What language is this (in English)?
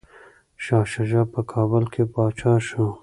Pashto